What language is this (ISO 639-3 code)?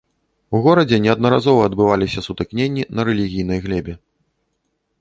bel